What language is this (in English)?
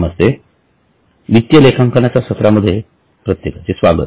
Marathi